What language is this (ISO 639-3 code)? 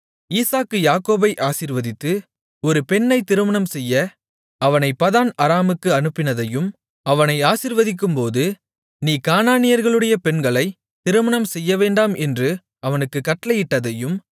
tam